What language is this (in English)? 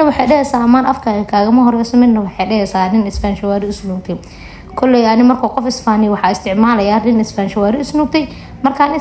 Arabic